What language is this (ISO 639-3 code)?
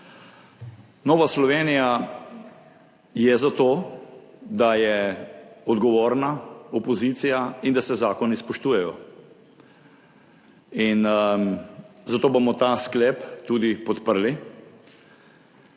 slv